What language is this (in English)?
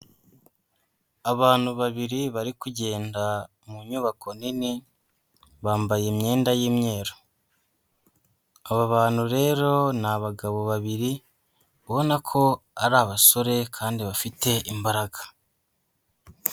Kinyarwanda